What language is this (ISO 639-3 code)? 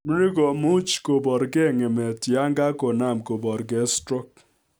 kln